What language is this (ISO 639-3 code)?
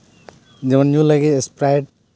sat